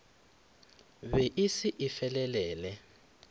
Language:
Northern Sotho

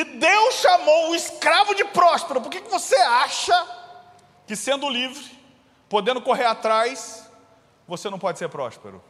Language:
Portuguese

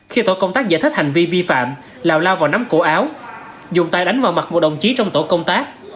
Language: Vietnamese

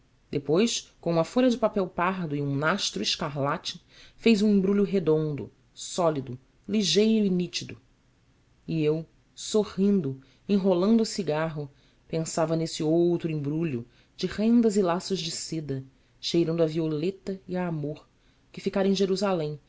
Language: Portuguese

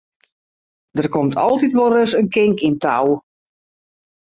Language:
Western Frisian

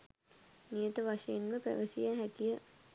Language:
Sinhala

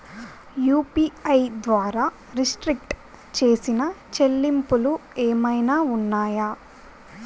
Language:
Telugu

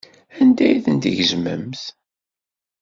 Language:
Kabyle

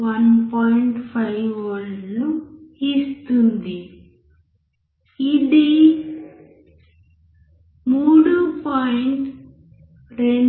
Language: Telugu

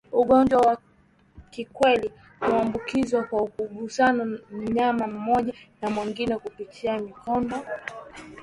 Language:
Swahili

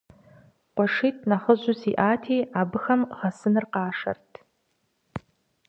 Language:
Kabardian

